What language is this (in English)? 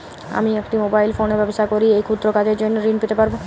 Bangla